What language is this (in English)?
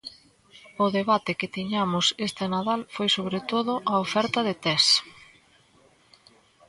Galician